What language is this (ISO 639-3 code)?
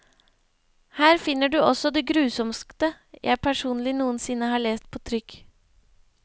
nor